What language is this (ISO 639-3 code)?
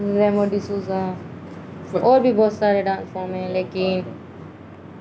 urd